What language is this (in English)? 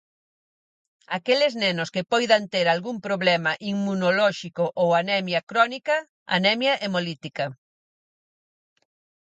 Galician